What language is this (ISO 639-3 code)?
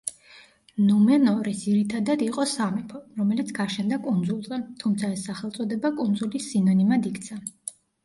kat